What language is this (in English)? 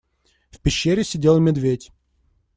Russian